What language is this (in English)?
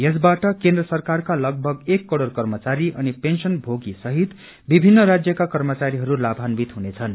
Nepali